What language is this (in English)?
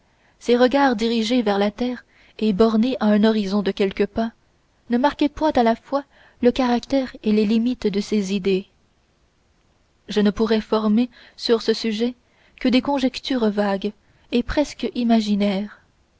French